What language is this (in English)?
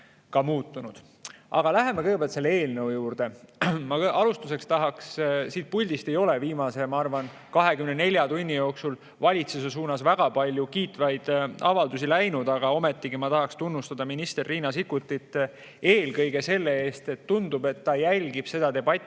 Estonian